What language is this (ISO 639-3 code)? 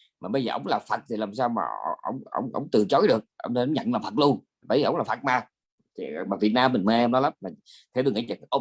vie